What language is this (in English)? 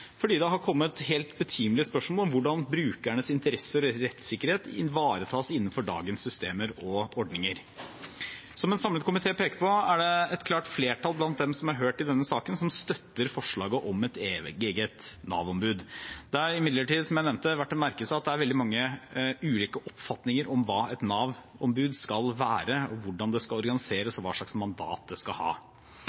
Norwegian Bokmål